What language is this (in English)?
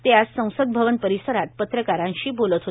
Marathi